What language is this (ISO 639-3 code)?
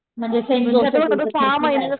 mar